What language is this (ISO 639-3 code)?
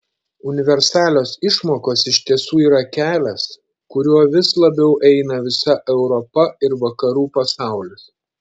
lit